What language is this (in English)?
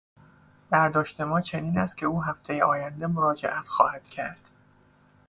Persian